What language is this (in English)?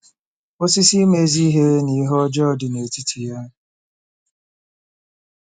Igbo